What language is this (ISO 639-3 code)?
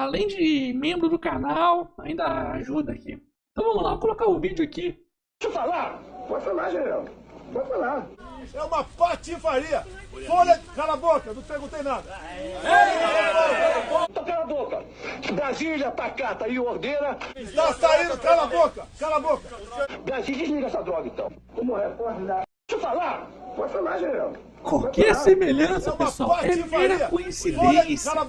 por